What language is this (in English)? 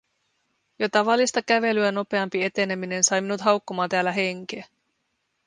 Finnish